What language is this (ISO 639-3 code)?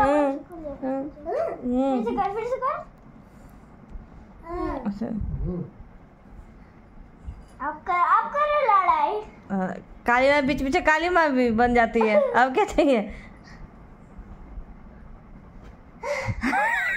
hin